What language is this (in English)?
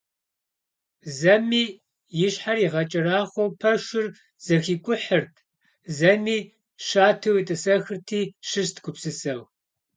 Kabardian